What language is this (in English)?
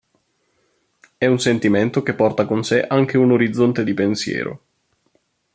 Italian